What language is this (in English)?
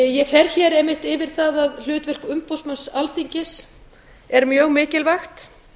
Icelandic